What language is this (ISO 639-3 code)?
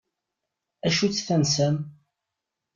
kab